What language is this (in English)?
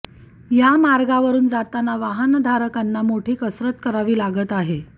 Marathi